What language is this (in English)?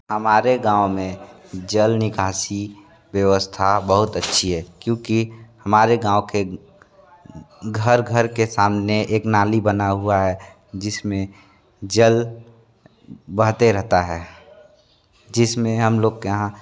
Hindi